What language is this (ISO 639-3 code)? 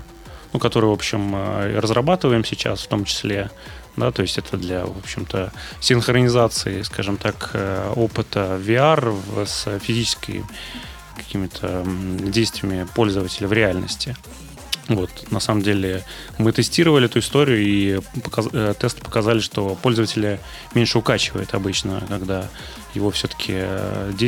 rus